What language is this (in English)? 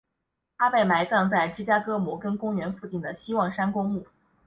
Chinese